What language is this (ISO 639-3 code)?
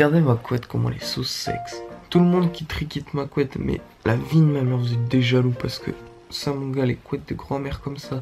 fra